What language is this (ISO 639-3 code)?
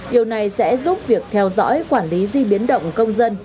vie